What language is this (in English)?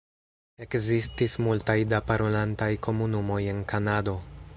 Esperanto